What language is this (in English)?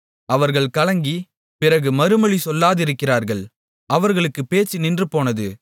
Tamil